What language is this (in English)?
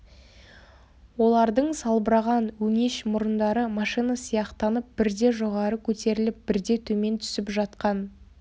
Kazakh